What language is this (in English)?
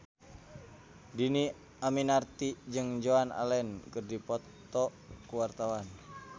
Sundanese